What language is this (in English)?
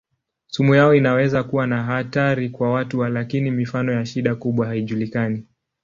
Swahili